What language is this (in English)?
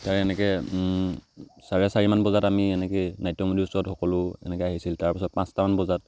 Assamese